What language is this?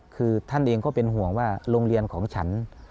Thai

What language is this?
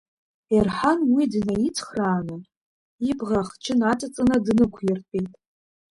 Abkhazian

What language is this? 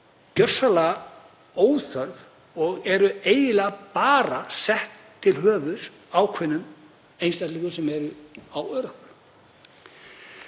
Icelandic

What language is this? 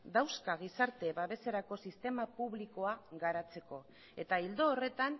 Basque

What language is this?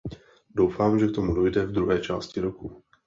Czech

